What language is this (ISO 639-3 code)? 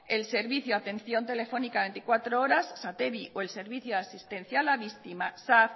spa